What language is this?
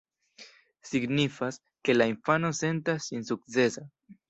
Esperanto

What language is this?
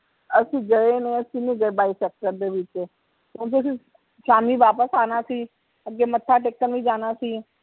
Punjabi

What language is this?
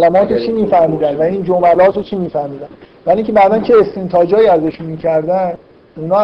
Persian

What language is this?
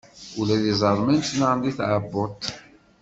Kabyle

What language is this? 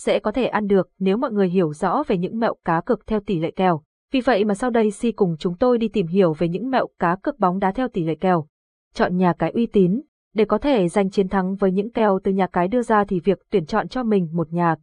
Vietnamese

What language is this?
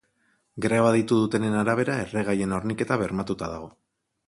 Basque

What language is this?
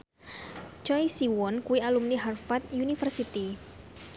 Javanese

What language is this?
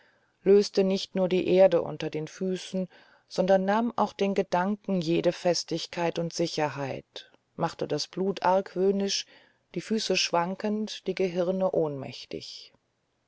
German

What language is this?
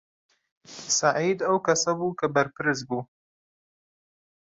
Central Kurdish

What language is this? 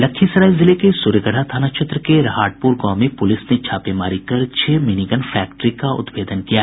Hindi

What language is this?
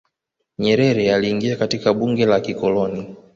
Swahili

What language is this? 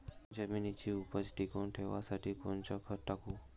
Marathi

